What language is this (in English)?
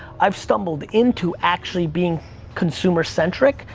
English